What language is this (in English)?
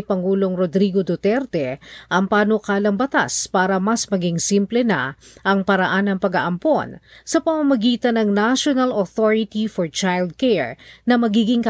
Filipino